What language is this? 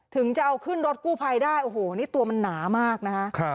Thai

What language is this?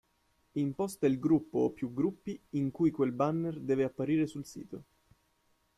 Italian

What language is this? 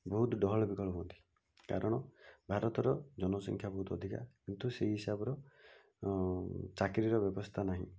Odia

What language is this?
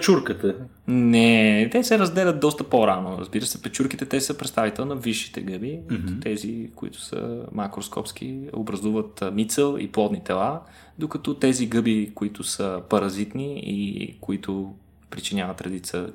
Bulgarian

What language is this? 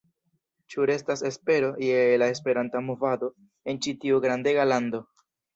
Esperanto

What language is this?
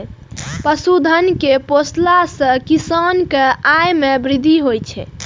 Maithili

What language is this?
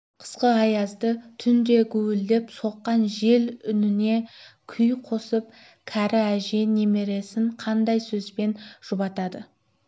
Kazakh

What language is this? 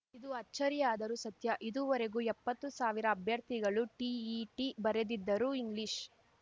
Kannada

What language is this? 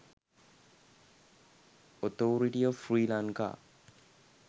Sinhala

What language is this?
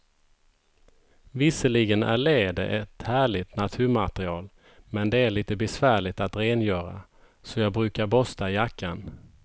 Swedish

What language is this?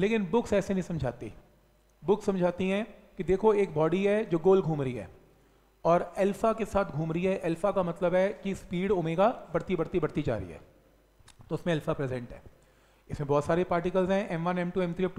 Hindi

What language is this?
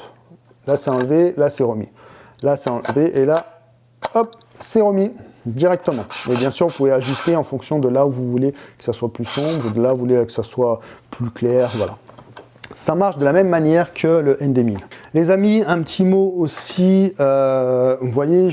French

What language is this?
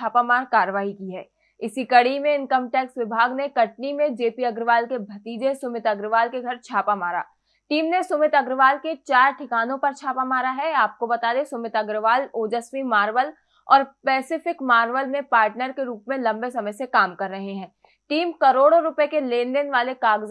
Hindi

